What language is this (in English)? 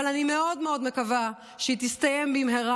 Hebrew